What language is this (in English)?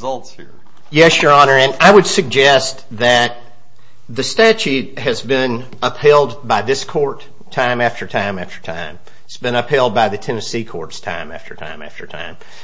English